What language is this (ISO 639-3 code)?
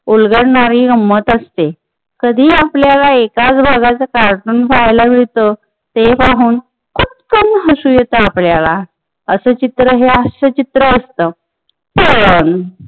mar